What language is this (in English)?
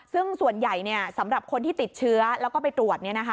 Thai